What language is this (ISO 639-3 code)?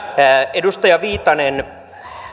fin